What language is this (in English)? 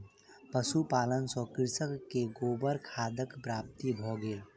Maithili